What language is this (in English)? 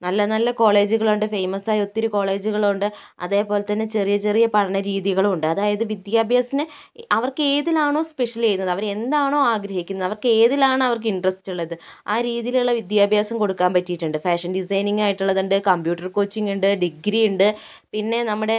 Malayalam